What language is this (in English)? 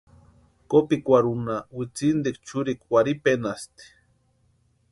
Western Highland Purepecha